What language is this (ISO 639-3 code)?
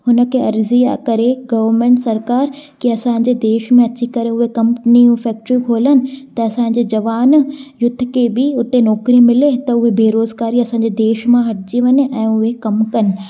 snd